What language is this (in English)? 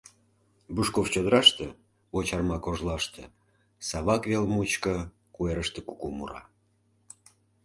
Mari